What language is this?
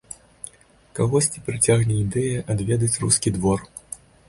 Belarusian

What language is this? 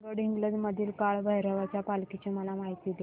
Marathi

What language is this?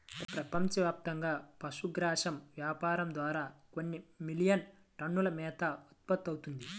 Telugu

